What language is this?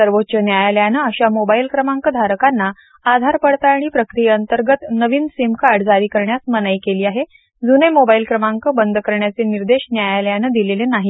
Marathi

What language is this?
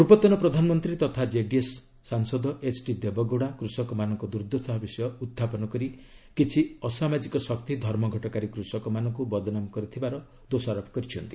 Odia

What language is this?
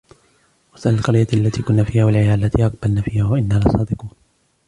Arabic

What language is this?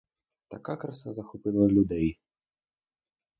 Ukrainian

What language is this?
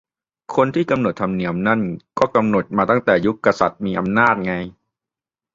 Thai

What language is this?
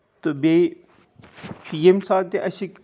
Kashmiri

